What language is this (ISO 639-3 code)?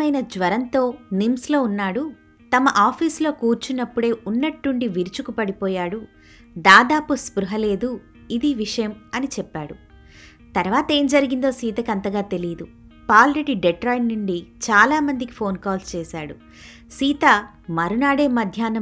tel